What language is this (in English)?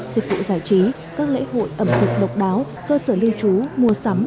Vietnamese